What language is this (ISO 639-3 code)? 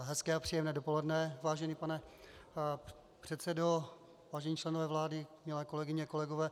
ces